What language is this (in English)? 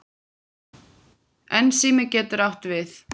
Icelandic